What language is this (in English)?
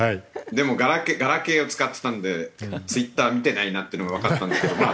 Japanese